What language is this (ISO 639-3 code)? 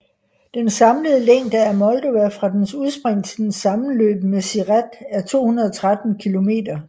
dan